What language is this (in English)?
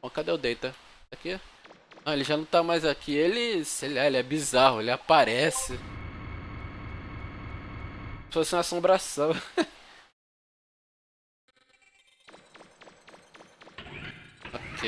Portuguese